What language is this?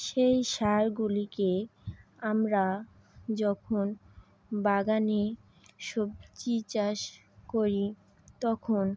Bangla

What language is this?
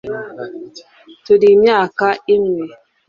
Kinyarwanda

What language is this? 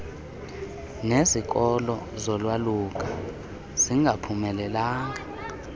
Xhosa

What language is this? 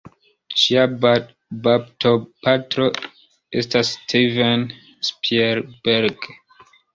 Esperanto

